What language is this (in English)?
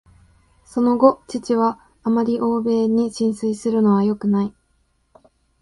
Japanese